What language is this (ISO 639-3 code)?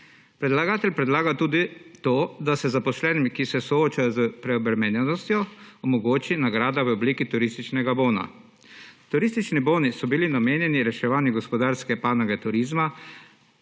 slv